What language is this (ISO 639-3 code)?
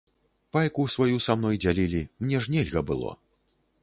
bel